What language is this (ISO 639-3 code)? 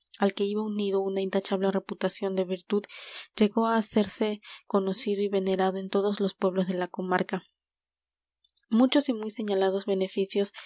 spa